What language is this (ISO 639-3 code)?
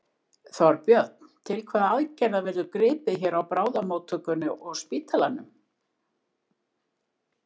isl